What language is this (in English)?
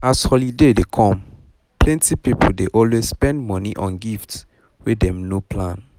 Nigerian Pidgin